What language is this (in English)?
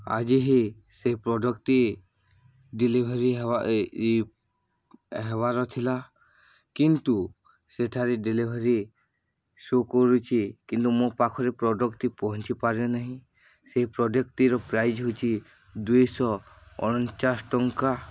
Odia